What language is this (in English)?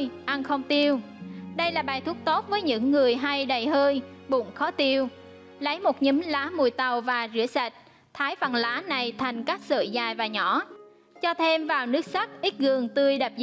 Vietnamese